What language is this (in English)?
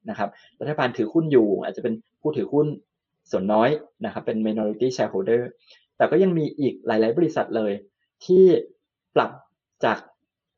Thai